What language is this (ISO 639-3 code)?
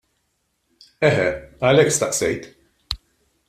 mlt